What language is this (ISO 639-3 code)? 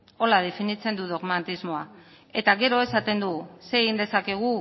eus